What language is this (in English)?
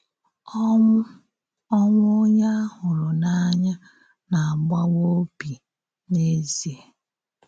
Igbo